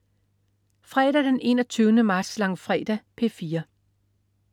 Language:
Danish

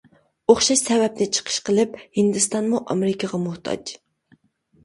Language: Uyghur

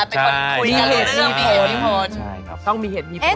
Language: Thai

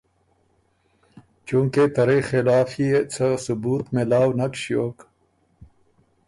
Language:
Ormuri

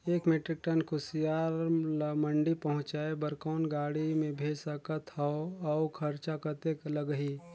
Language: Chhattisgarhi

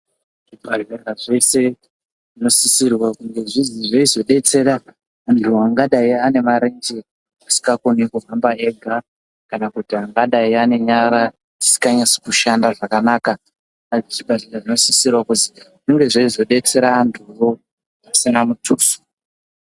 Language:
Ndau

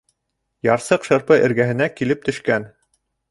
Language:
Bashkir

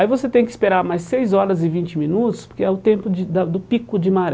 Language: Portuguese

